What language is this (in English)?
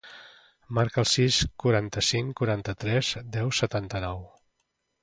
Catalan